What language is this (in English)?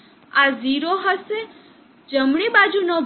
Gujarati